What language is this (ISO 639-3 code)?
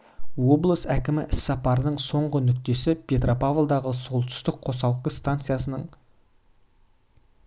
kaz